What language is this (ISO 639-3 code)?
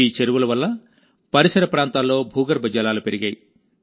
tel